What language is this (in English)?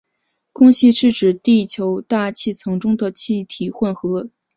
Chinese